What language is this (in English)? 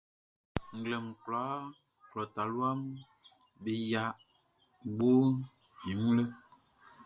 Baoulé